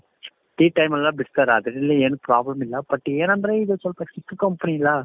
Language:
Kannada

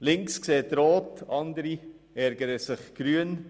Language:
Swiss German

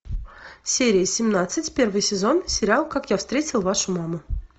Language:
Russian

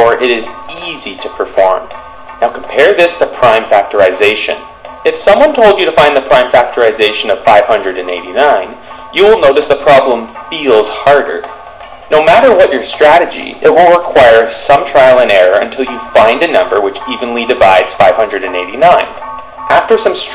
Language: Portuguese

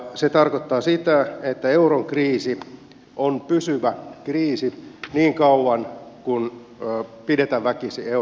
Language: Finnish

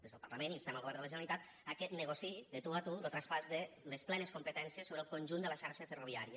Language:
Catalan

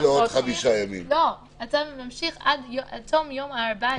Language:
Hebrew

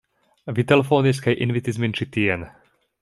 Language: Esperanto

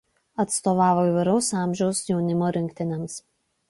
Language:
Lithuanian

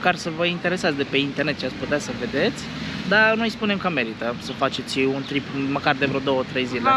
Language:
Romanian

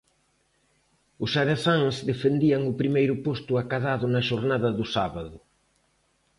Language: Galician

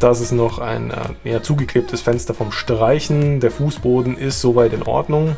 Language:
German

